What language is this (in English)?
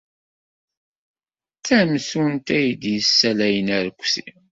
Kabyle